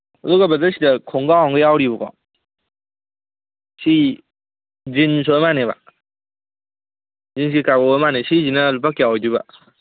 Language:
Manipuri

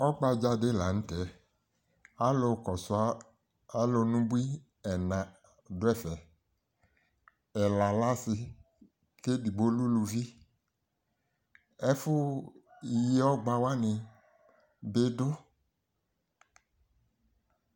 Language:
Ikposo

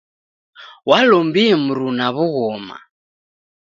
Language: Taita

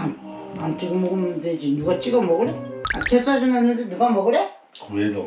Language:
Korean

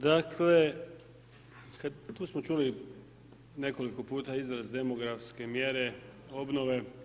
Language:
Croatian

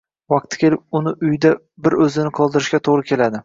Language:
Uzbek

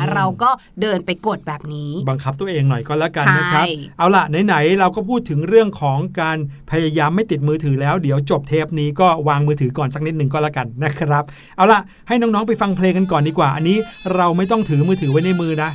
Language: Thai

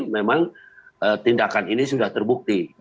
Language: Indonesian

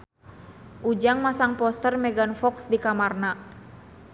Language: Sundanese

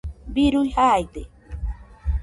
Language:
Nüpode Huitoto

